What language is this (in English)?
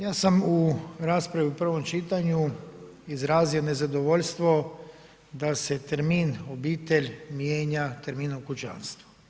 Croatian